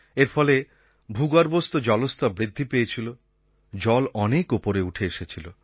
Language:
Bangla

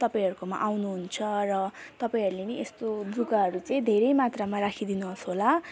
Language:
Nepali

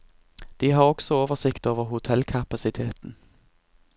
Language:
Norwegian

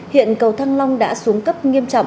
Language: Vietnamese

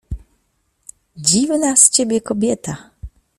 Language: Polish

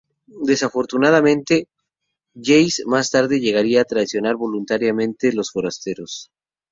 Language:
Spanish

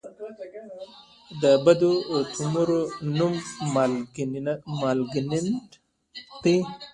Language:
Pashto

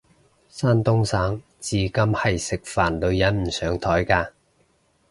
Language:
Cantonese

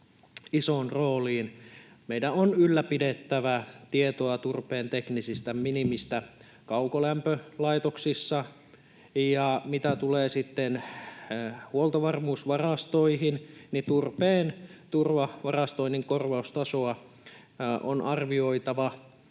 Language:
Finnish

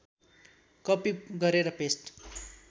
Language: Nepali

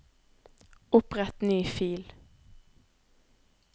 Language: Norwegian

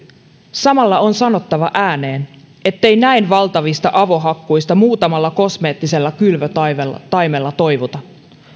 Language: Finnish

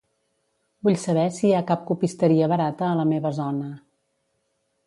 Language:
Catalan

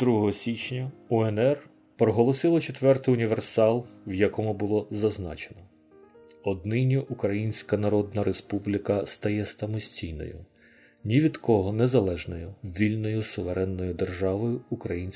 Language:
Ukrainian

